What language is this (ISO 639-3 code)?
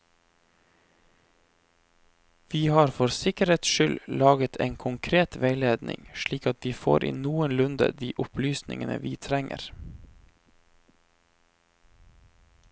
nor